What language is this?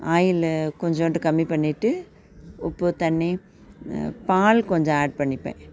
Tamil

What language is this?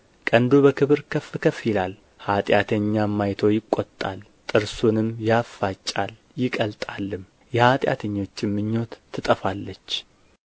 Amharic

